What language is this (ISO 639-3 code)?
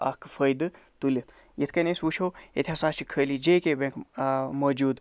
kas